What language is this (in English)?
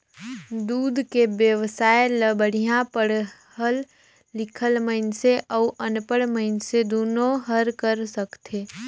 Chhattisgarhi